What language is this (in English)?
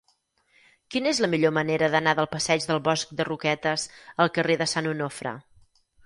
Catalan